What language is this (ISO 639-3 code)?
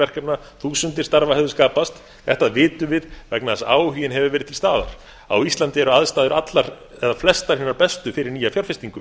isl